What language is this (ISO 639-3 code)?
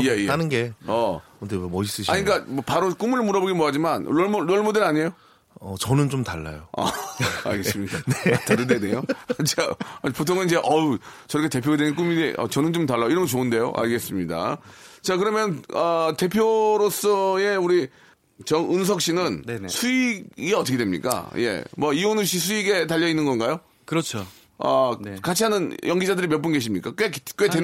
kor